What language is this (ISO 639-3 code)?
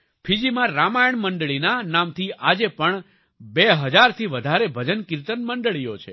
guj